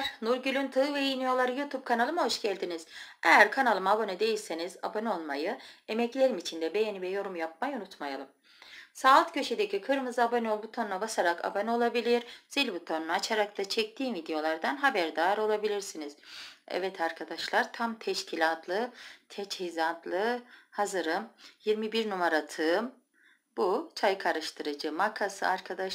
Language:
Turkish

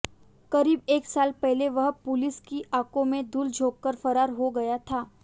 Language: Hindi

